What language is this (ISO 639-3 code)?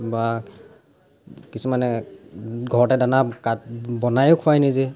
asm